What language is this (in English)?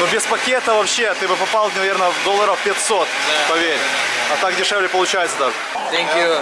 Russian